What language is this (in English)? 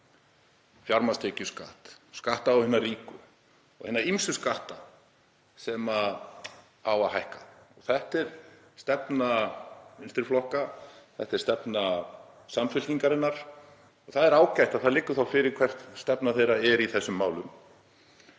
Icelandic